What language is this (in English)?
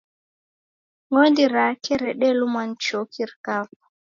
Taita